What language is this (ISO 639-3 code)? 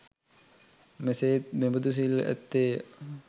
sin